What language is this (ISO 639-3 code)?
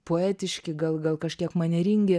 lit